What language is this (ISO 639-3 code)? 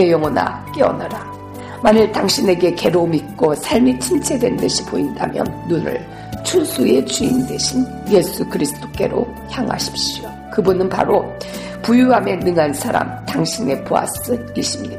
kor